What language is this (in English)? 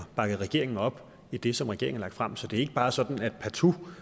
Danish